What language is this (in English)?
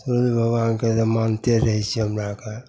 Maithili